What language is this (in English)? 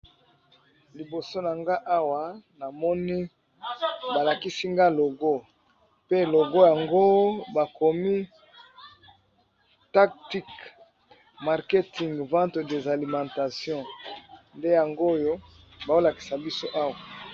Lingala